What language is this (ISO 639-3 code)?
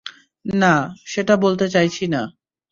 ben